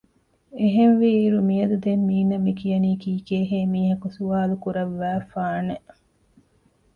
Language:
Divehi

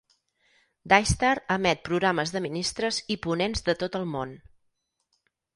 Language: Catalan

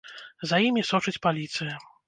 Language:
Belarusian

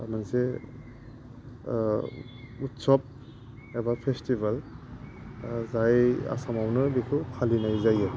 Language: Bodo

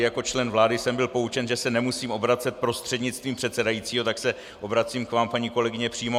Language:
Czech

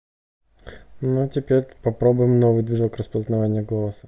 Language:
Russian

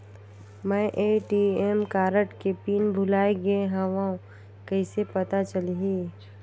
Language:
Chhattisgarhi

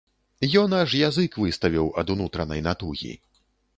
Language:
Belarusian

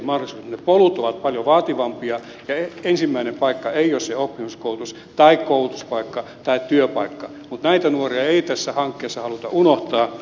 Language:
Finnish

